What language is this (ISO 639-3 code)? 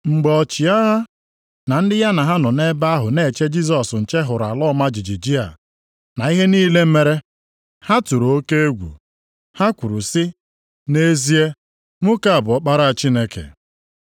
ibo